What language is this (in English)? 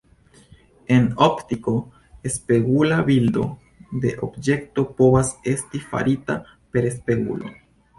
Esperanto